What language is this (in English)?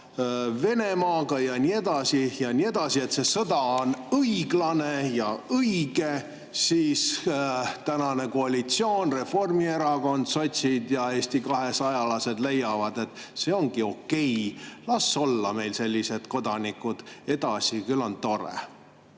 Estonian